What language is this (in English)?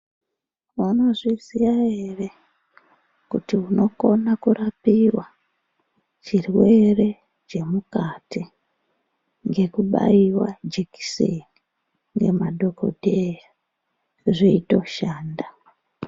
Ndau